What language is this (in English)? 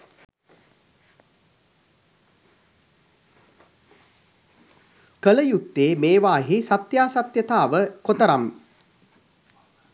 Sinhala